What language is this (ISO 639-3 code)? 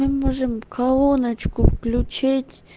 rus